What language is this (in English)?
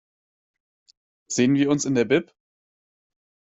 German